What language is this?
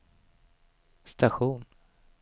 Swedish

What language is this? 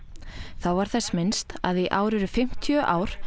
Icelandic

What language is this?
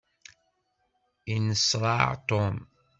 Kabyle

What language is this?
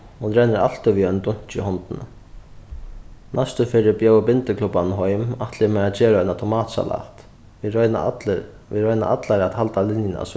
Faroese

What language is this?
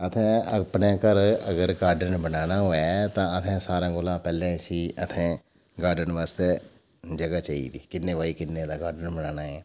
Dogri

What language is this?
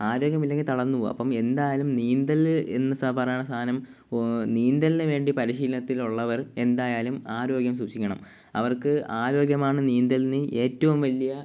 Malayalam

